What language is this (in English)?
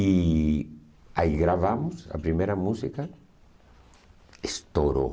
Portuguese